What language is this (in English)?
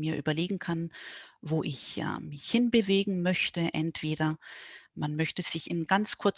German